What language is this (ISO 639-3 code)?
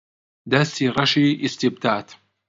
ckb